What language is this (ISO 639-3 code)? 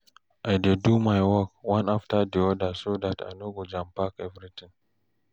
pcm